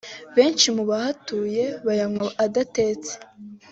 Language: Kinyarwanda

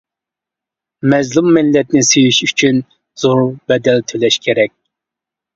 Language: Uyghur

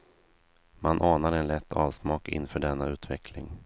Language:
Swedish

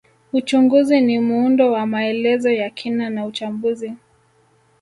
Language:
Swahili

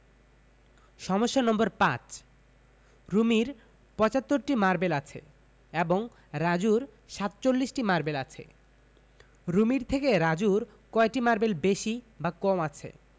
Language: Bangla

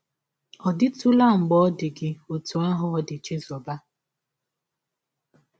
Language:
Igbo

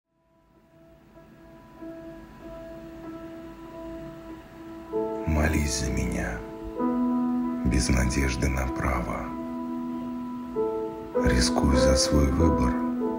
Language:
Russian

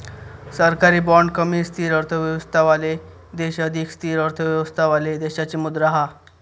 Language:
Marathi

